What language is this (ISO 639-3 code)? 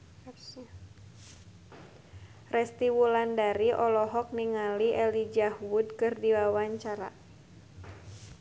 sun